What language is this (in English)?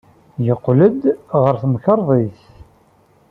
Kabyle